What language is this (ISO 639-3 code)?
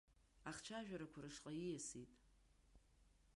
abk